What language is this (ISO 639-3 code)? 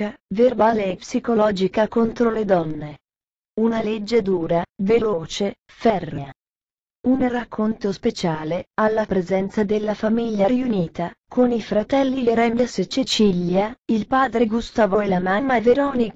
ita